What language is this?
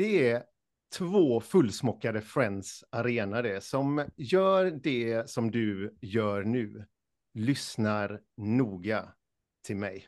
Swedish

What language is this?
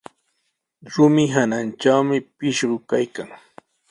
Sihuas Ancash Quechua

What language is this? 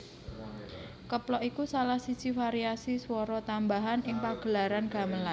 Javanese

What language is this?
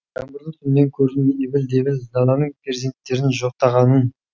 Kazakh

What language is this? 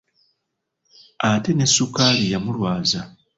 Ganda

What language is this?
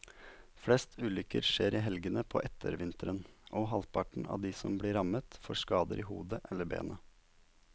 Norwegian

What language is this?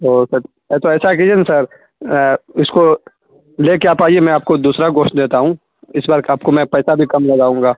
Urdu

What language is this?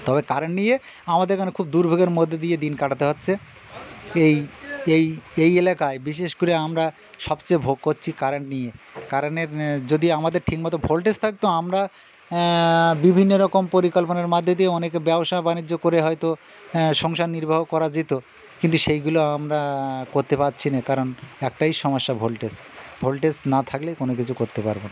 Bangla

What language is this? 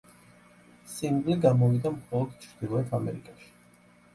Georgian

